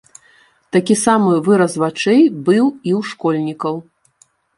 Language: Belarusian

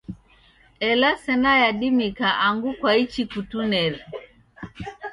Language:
Taita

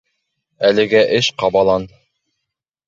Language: Bashkir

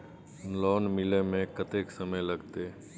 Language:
Maithili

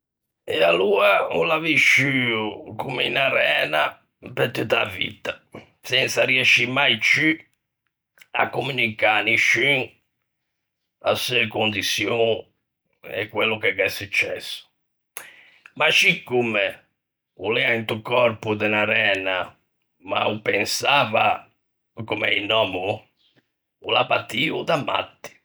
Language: Ligurian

